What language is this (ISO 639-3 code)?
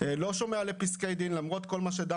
heb